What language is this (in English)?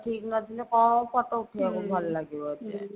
Odia